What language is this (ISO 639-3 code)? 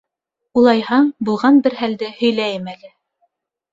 bak